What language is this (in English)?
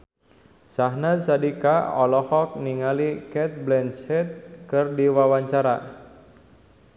Sundanese